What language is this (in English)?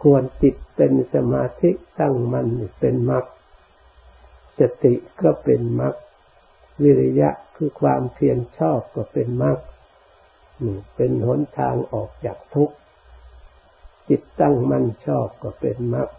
Thai